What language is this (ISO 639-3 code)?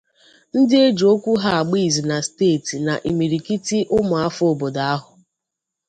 ibo